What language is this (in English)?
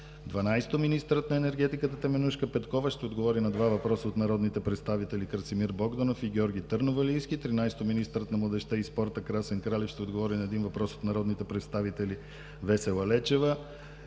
Bulgarian